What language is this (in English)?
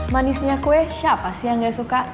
Indonesian